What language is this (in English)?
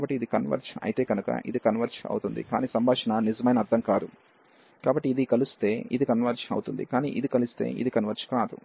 Telugu